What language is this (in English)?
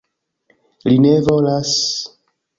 Esperanto